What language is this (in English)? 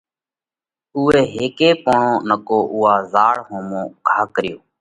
Parkari Koli